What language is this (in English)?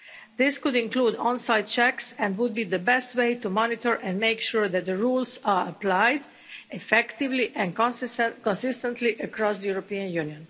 English